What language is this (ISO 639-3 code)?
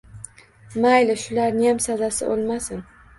uzb